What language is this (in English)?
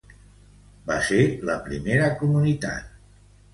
Catalan